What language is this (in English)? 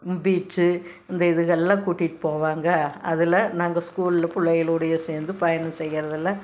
Tamil